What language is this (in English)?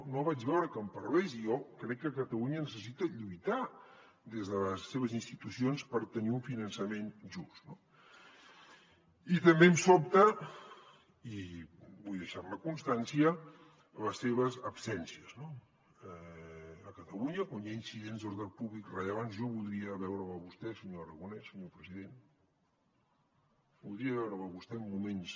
Catalan